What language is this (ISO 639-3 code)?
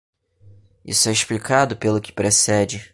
por